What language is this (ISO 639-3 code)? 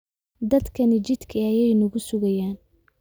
som